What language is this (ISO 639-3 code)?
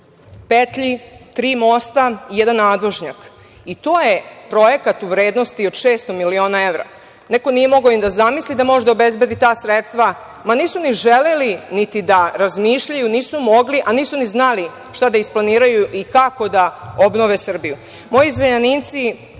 srp